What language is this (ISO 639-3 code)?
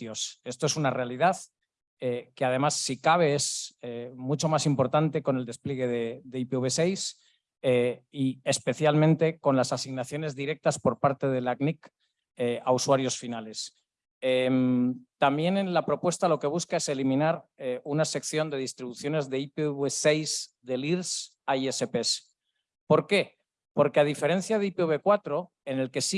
spa